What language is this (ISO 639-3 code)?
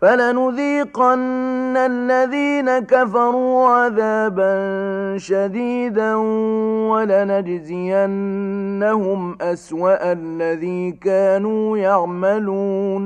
ara